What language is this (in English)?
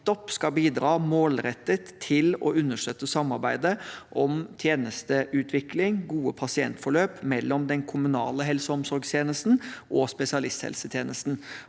Norwegian